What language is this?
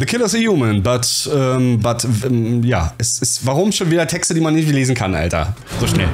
German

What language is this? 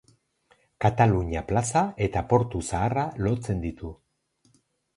Basque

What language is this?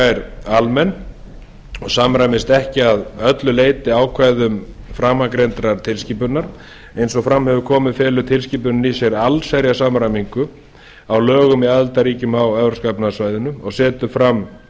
Icelandic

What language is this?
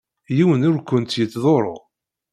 Kabyle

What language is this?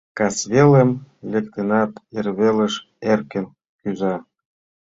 Mari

